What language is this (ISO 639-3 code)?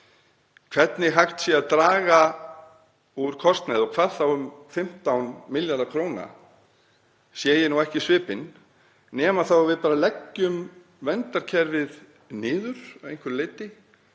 isl